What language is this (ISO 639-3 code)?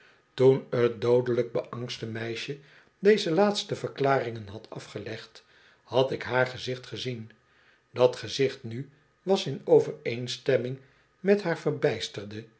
nld